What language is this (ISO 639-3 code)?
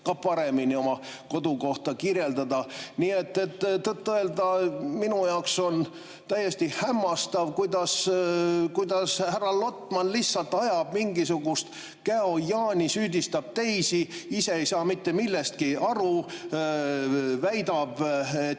est